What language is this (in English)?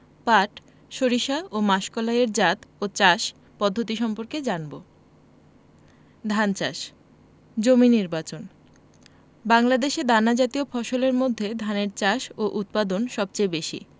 Bangla